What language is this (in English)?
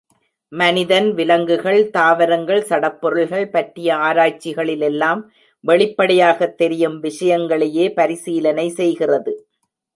Tamil